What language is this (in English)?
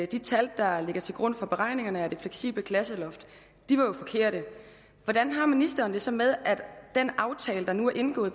Danish